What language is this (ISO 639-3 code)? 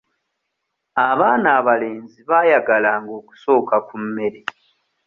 lug